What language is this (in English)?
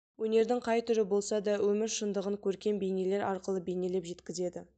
Kazakh